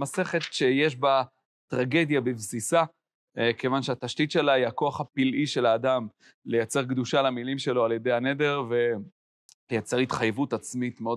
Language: Hebrew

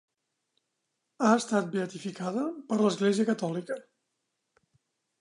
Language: Catalan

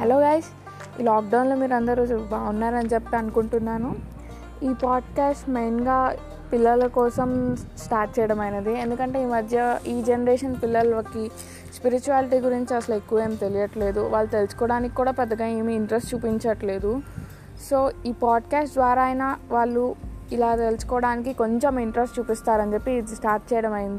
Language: Telugu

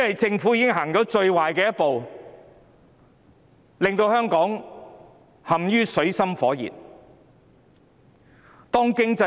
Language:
Cantonese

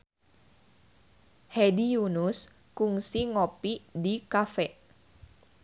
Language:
Sundanese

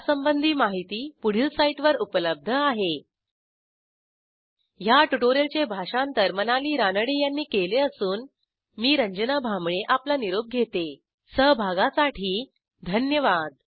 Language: Marathi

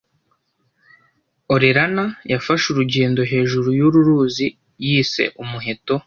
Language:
Kinyarwanda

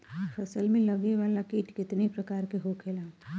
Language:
Bhojpuri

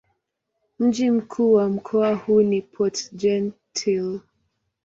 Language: Swahili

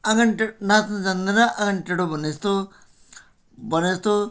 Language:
Nepali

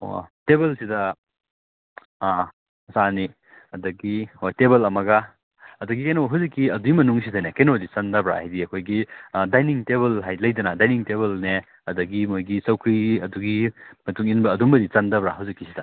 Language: Manipuri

